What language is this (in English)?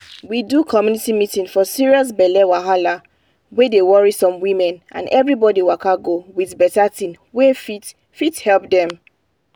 Nigerian Pidgin